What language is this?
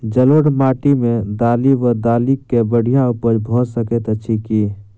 Maithili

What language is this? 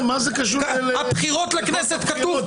Hebrew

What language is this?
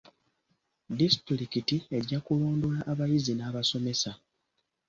Ganda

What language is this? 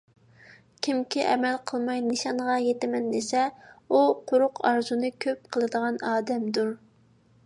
Uyghur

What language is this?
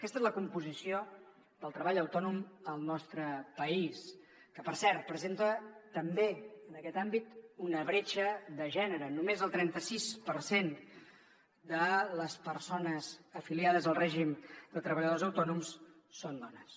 Catalan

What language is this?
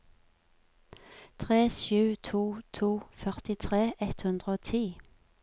Norwegian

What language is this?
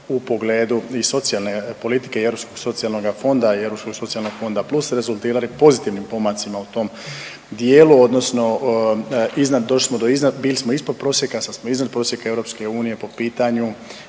Croatian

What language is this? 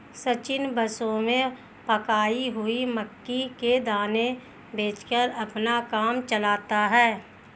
Hindi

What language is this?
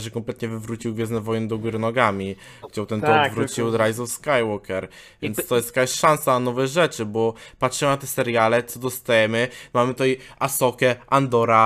Polish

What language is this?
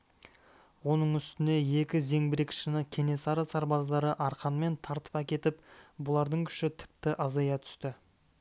Kazakh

